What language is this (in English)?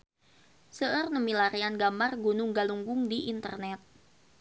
Sundanese